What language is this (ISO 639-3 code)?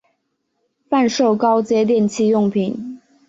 zho